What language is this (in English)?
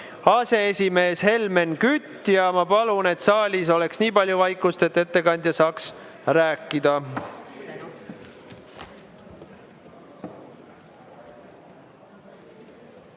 Estonian